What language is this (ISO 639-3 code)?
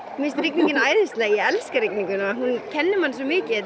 isl